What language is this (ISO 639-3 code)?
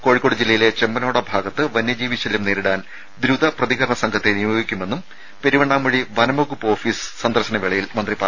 mal